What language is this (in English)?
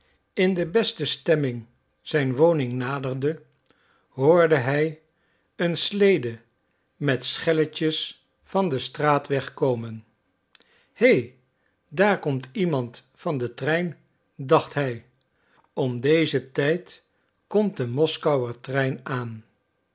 Dutch